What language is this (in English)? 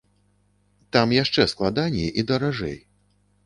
Belarusian